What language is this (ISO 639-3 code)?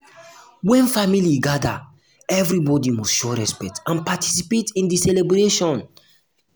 pcm